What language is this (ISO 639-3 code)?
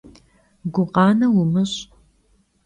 kbd